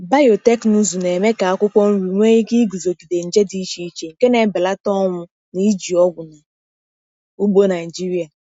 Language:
Igbo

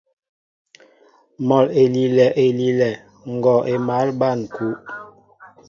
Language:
Mbo (Cameroon)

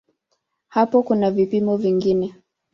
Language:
Swahili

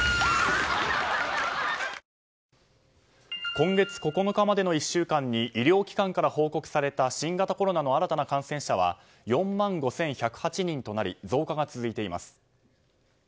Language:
Japanese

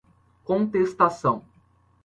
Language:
Portuguese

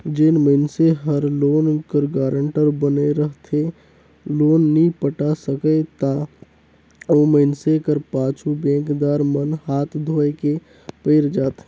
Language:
Chhattisgarhi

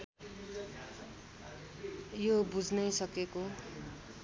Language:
Nepali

